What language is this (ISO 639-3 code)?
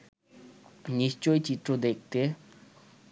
ben